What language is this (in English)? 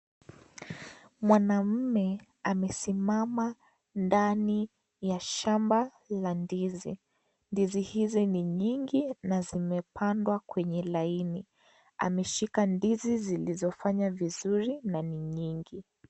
Swahili